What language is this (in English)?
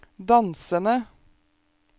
Norwegian